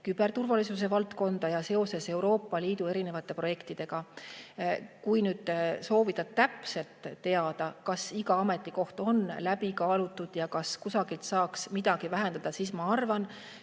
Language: Estonian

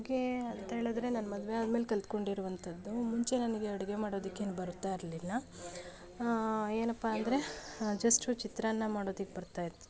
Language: Kannada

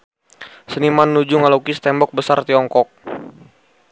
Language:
Sundanese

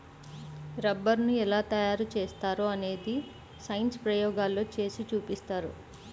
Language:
Telugu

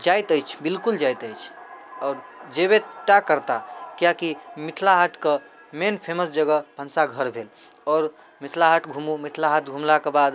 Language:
Maithili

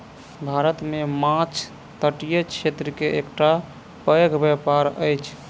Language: Maithili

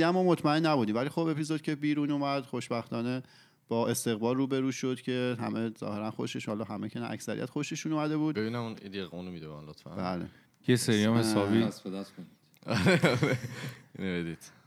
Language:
Persian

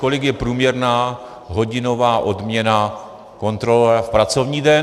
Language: Czech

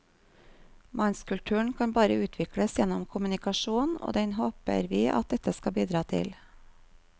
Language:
Norwegian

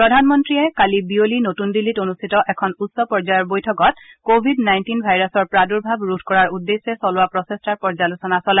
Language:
Assamese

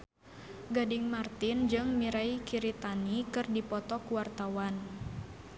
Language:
Sundanese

